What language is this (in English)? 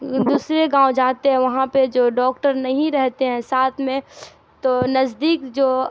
Urdu